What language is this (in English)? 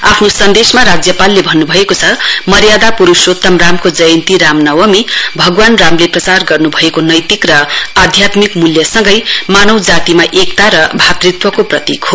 Nepali